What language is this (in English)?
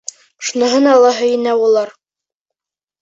Bashkir